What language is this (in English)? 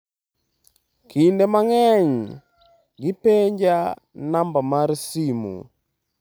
Luo (Kenya and Tanzania)